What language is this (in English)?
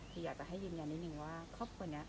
Thai